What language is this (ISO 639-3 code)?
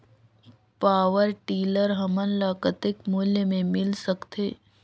hne